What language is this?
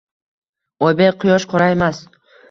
Uzbek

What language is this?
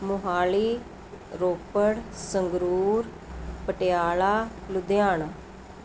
Punjabi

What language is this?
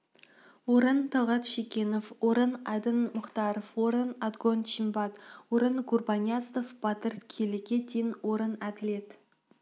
Kazakh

